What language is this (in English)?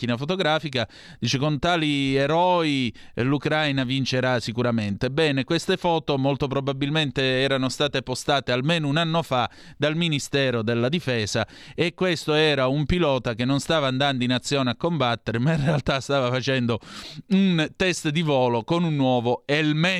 Italian